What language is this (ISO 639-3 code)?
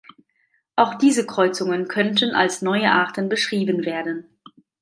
deu